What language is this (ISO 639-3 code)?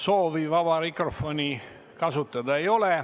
est